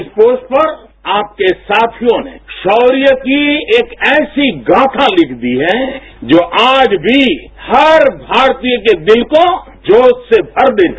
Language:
Hindi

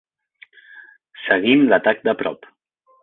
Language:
Catalan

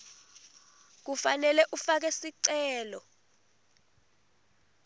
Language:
Swati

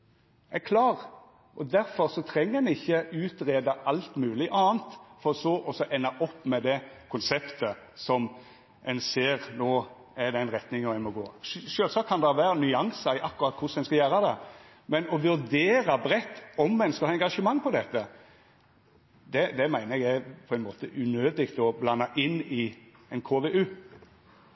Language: Norwegian Nynorsk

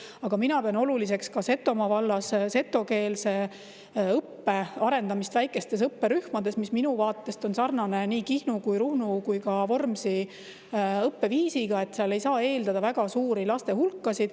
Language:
Estonian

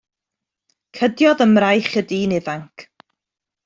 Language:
Welsh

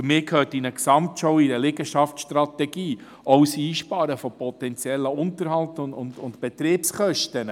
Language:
Swiss German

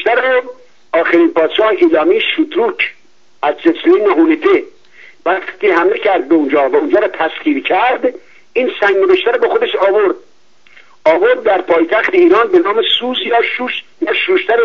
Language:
Persian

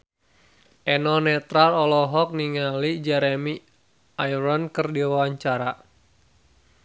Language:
Sundanese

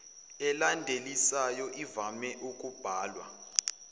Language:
Zulu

